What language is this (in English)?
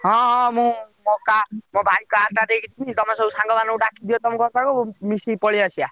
Odia